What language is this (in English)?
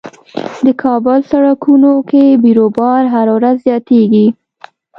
Pashto